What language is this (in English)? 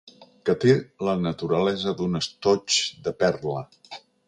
Catalan